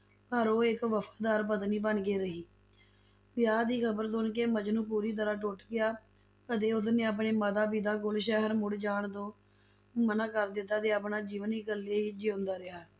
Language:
Punjabi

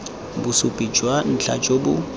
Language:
Tswana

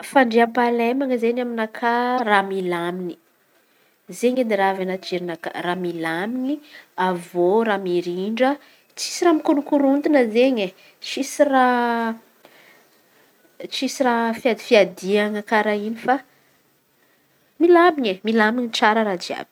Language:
Antankarana Malagasy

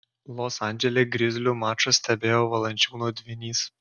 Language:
Lithuanian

